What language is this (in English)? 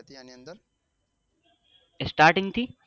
Gujarati